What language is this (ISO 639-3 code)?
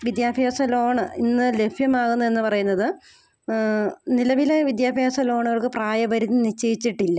mal